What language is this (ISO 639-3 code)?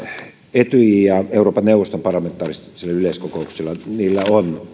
fin